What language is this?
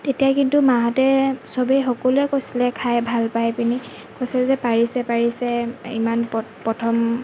Assamese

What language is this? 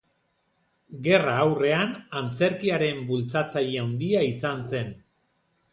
Basque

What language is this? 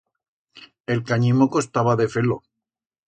Aragonese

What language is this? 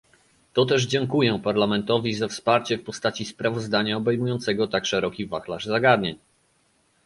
Polish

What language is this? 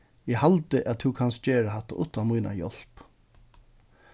Faroese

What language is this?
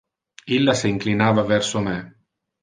Interlingua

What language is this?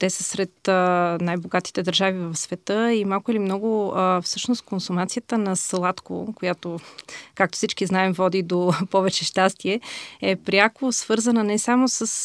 Bulgarian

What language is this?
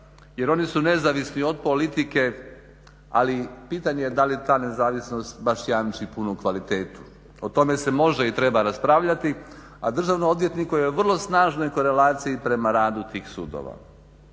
Croatian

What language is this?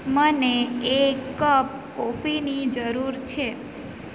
Gujarati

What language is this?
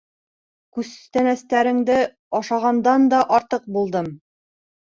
Bashkir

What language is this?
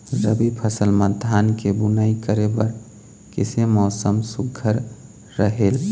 Chhattisgarhi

